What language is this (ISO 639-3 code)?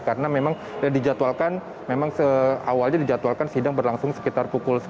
ind